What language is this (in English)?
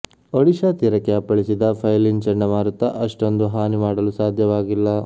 Kannada